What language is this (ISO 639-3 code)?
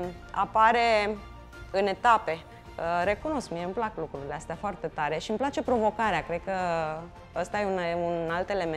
ron